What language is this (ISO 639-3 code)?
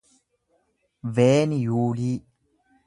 orm